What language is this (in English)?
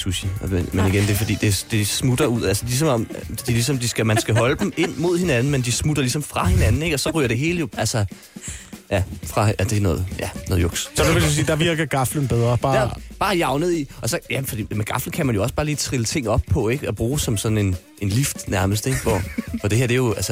Danish